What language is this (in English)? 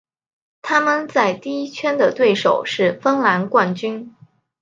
Chinese